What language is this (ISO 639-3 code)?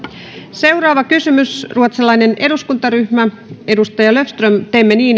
fin